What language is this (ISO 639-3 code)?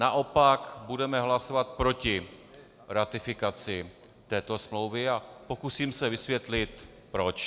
ces